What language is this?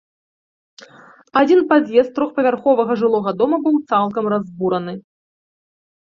Belarusian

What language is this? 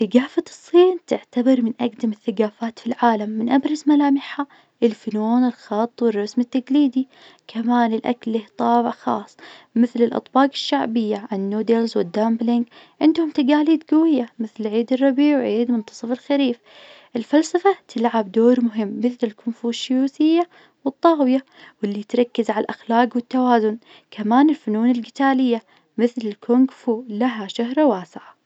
Najdi Arabic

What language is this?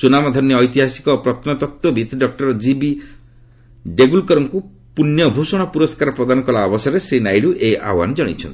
Odia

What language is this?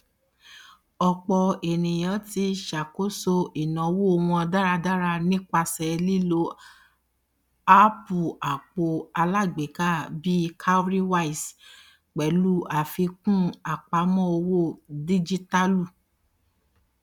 Yoruba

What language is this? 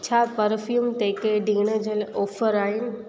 Sindhi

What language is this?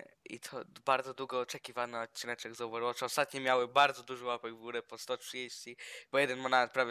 Polish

